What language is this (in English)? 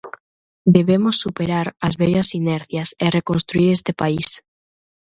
Galician